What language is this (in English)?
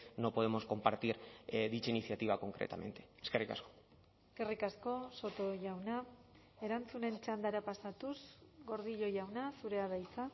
Basque